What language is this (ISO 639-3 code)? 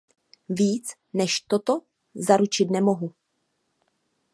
ces